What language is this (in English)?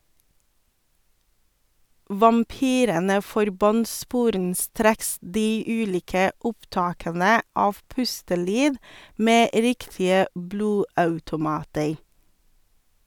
Norwegian